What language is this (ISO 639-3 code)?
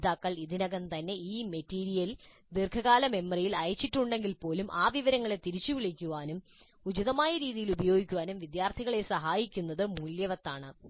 mal